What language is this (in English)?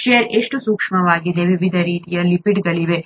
Kannada